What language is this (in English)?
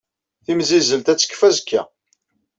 Kabyle